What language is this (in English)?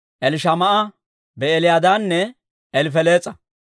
Dawro